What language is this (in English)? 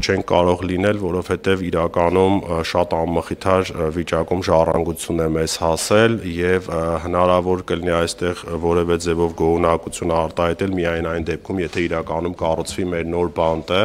Turkish